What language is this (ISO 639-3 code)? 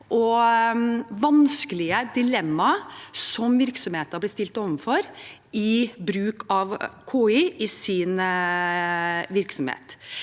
nor